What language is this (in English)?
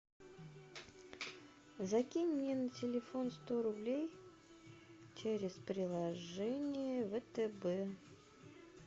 Russian